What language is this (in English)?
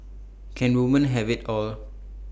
English